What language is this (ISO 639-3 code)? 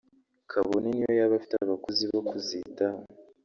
kin